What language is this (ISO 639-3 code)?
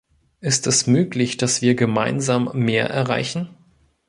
deu